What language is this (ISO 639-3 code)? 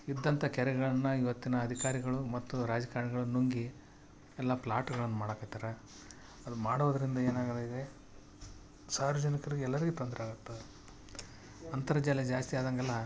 kan